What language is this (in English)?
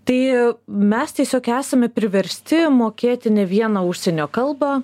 Lithuanian